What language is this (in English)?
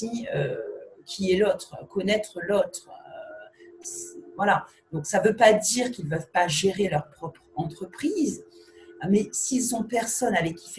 French